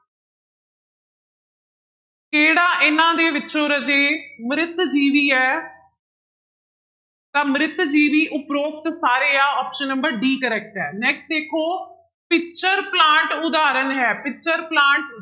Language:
Punjabi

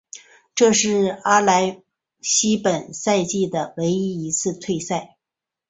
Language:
Chinese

